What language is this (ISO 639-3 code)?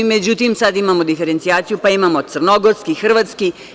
srp